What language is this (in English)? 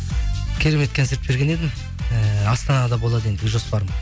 Kazakh